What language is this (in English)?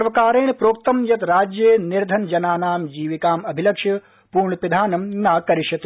Sanskrit